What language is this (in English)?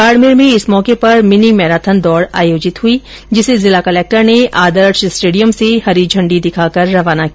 Hindi